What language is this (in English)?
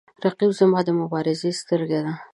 Pashto